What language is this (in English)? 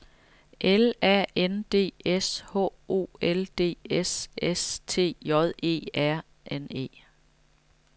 Danish